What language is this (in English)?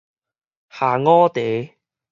Min Nan Chinese